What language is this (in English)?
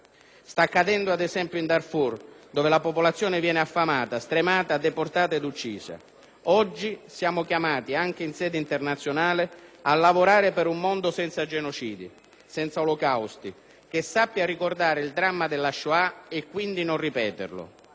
Italian